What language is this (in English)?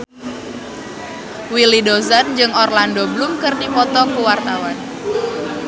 Sundanese